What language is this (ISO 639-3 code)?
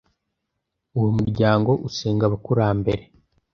kin